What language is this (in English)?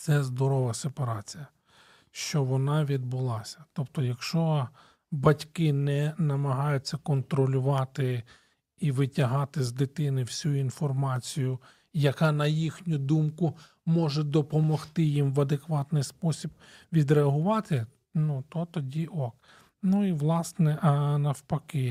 Ukrainian